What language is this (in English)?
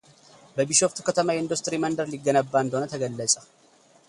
Amharic